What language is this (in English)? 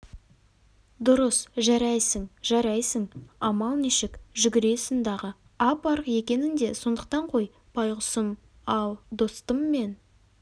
Kazakh